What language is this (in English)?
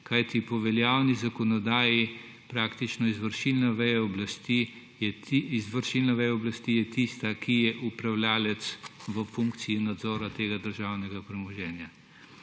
Slovenian